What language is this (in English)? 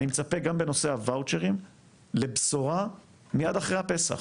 Hebrew